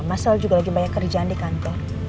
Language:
Indonesian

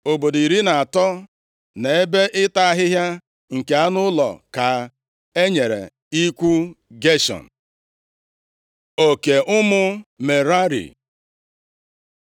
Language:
Igbo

